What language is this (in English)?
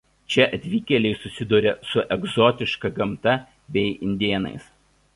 Lithuanian